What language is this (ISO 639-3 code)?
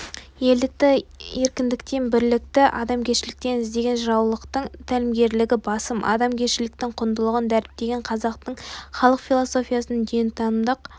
kaz